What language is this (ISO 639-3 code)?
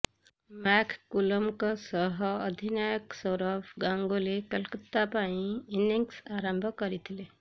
ori